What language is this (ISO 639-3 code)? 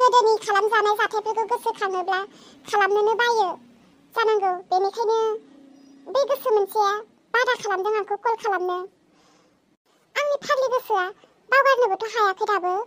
tha